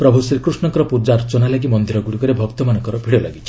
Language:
Odia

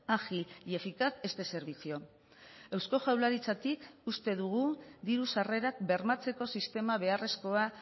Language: Basque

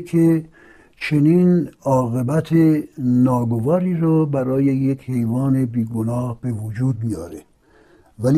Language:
Persian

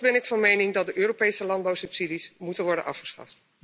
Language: Dutch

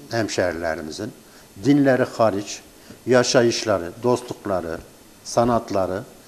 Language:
Turkish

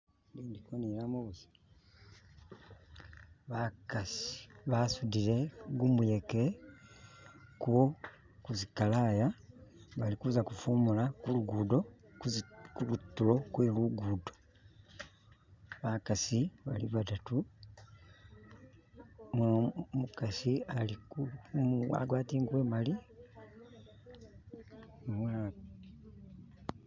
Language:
Masaaba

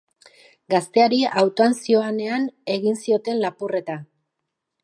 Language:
Basque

